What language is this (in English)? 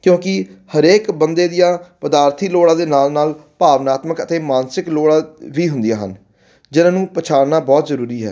Punjabi